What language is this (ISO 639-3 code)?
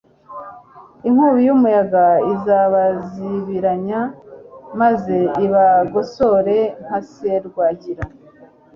kin